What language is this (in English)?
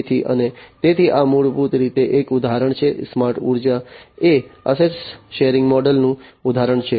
Gujarati